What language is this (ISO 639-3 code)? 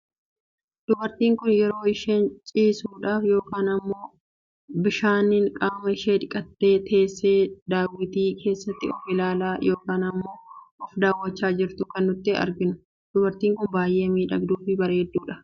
orm